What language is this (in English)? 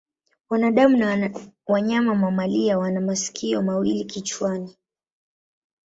Swahili